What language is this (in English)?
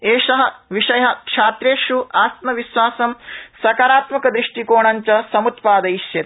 Sanskrit